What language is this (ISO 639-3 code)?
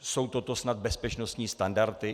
ces